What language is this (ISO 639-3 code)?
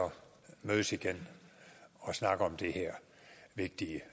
dan